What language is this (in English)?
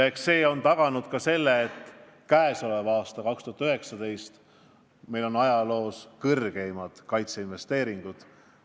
Estonian